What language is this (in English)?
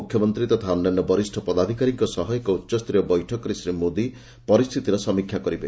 Odia